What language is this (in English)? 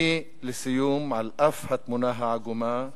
Hebrew